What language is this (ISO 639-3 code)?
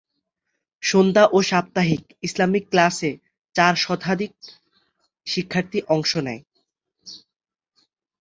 ben